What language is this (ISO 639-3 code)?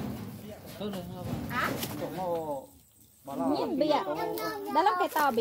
tha